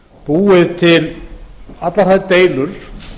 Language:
Icelandic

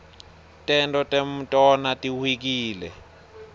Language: Swati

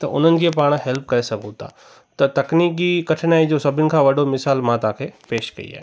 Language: Sindhi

